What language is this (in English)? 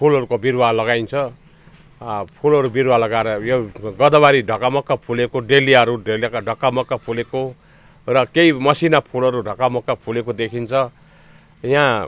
Nepali